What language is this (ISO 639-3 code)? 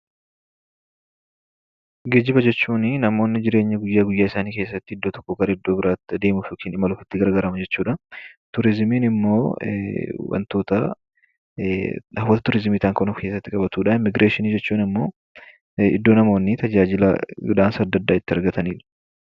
orm